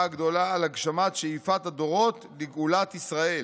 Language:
Hebrew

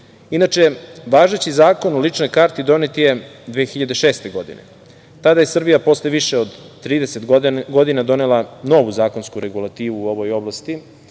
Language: Serbian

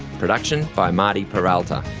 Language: English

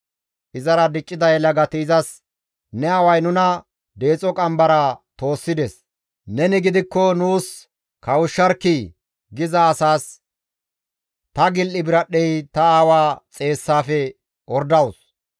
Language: Gamo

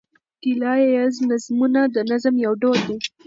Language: Pashto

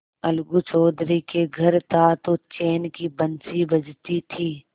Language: Hindi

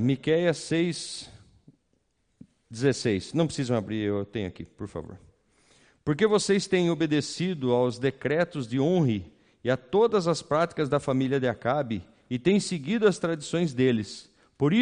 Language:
Portuguese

